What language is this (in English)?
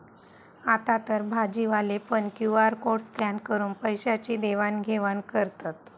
Marathi